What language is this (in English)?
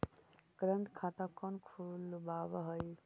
Magahi